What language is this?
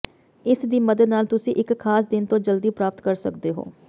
Punjabi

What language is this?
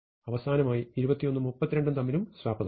Malayalam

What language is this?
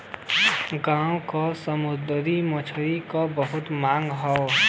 Bhojpuri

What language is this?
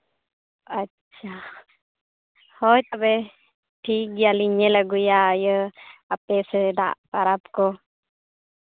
Santali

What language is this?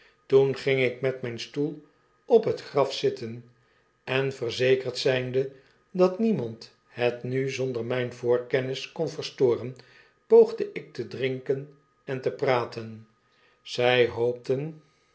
Dutch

